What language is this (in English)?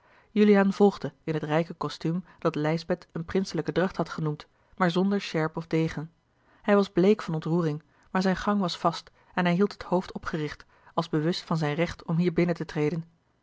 Dutch